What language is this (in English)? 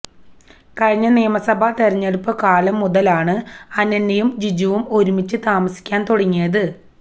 Malayalam